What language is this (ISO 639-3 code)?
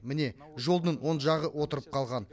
kaz